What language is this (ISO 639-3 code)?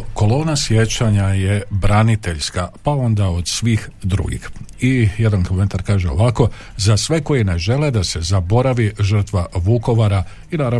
hrv